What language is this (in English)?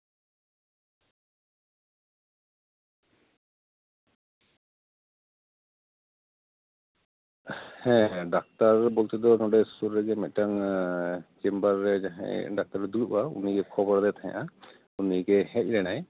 Santali